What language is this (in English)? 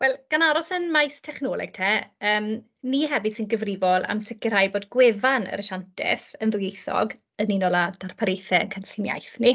Welsh